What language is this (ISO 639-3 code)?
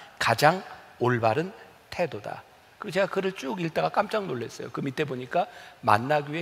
kor